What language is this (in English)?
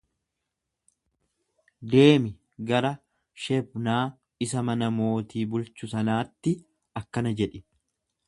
Oromo